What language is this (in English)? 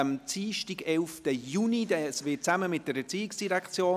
Swiss German